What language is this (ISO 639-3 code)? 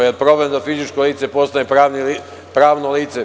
srp